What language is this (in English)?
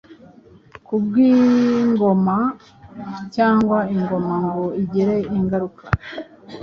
Kinyarwanda